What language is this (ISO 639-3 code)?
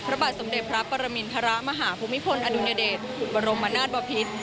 tha